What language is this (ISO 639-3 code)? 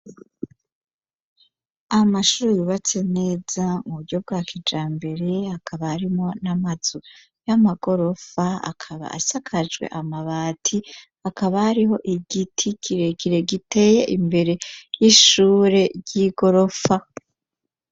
run